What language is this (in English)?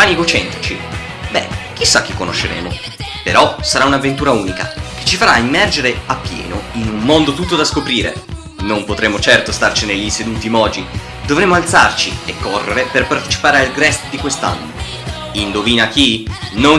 Italian